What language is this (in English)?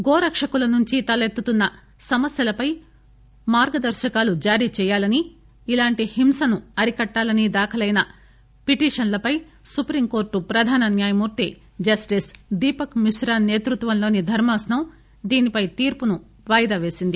Telugu